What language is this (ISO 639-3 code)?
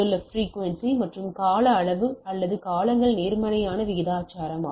tam